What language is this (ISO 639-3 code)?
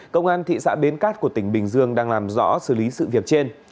vie